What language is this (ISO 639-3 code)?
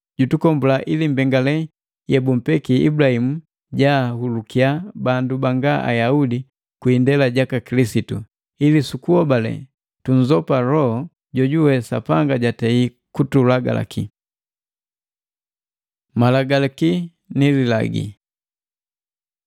mgv